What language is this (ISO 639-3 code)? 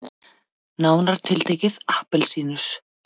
isl